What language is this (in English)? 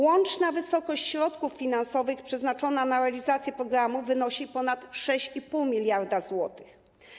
Polish